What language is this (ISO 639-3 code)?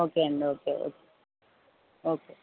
tel